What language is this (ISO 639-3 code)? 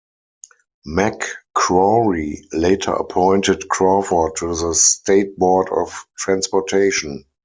eng